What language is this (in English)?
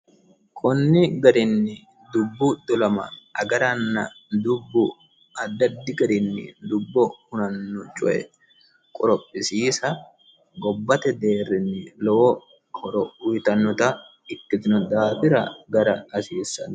Sidamo